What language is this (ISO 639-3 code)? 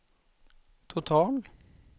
swe